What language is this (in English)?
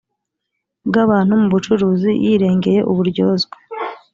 Kinyarwanda